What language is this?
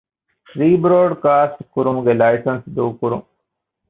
Divehi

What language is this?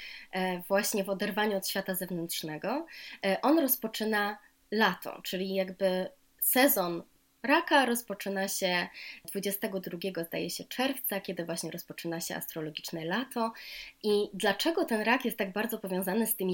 Polish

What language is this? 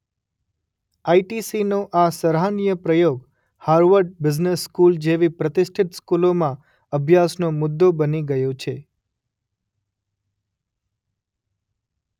Gujarati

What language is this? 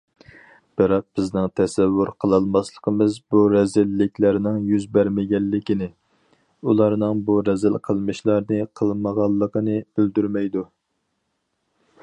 Uyghur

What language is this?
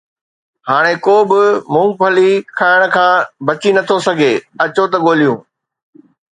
Sindhi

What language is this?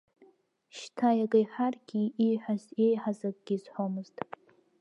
Abkhazian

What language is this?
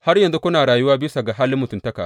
Hausa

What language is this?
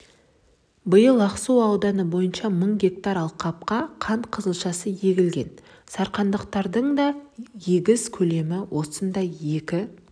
Kazakh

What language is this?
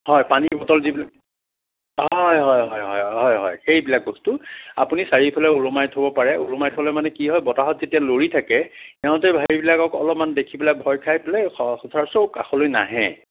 Assamese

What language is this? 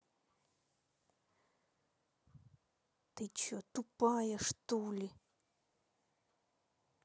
Russian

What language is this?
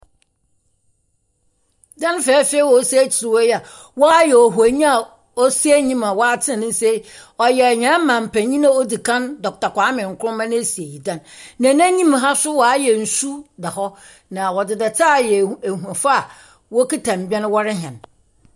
Akan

